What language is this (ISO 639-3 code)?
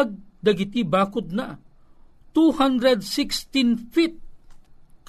fil